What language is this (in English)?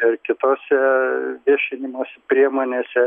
Lithuanian